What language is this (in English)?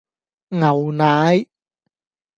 Cantonese